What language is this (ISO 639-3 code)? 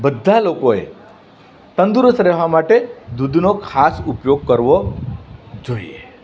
guj